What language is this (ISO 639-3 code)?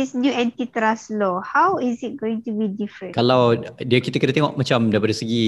msa